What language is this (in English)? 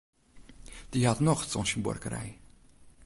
Western Frisian